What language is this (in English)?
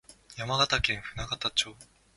Japanese